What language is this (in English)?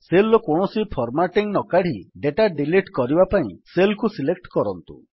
Odia